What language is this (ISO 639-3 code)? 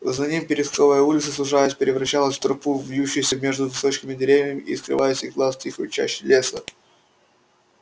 rus